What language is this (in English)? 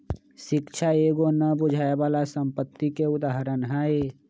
Magahi